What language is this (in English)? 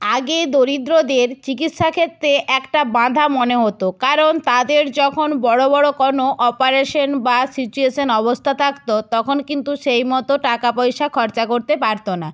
Bangla